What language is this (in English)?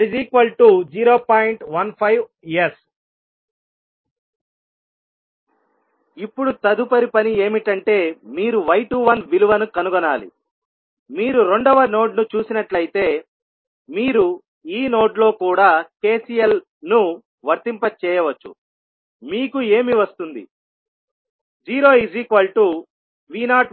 Telugu